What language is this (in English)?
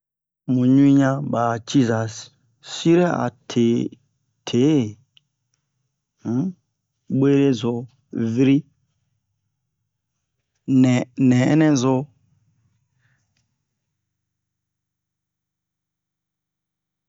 Bomu